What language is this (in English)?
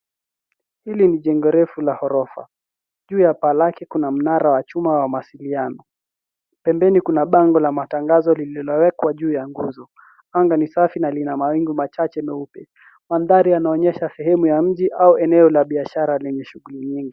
Swahili